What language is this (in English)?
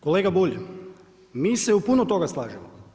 Croatian